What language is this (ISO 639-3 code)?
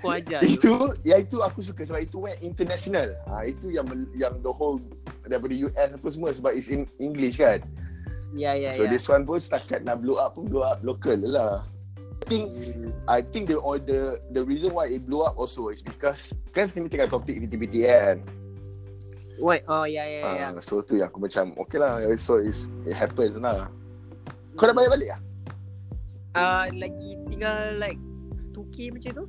msa